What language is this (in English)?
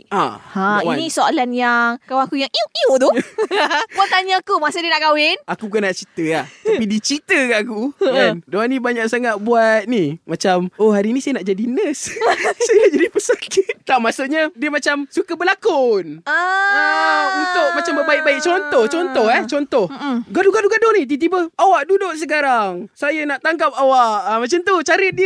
Malay